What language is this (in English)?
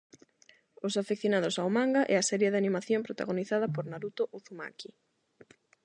Galician